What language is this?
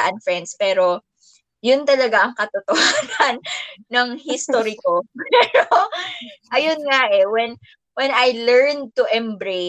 Filipino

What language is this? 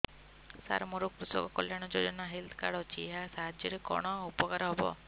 Odia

